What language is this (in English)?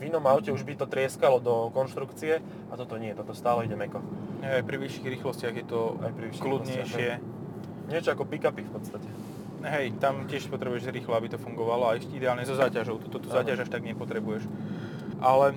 Slovak